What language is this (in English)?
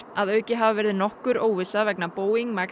Icelandic